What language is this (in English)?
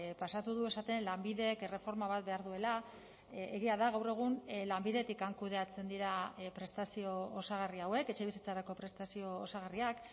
Basque